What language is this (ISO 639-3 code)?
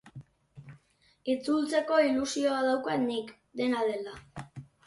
eus